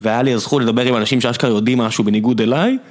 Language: Hebrew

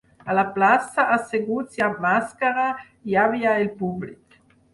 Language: Catalan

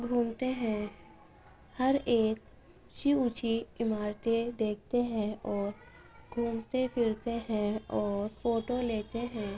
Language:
Urdu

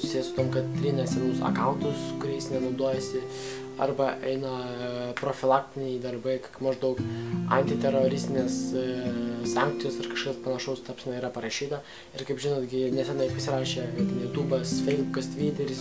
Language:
Lithuanian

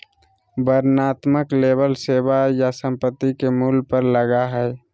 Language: Magahi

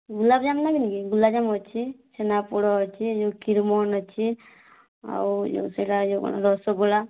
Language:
Odia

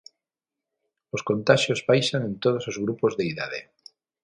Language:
Galician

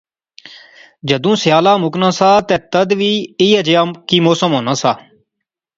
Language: Pahari-Potwari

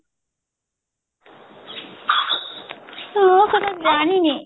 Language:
Odia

